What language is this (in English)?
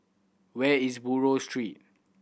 English